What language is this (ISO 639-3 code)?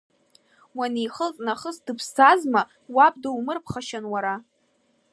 abk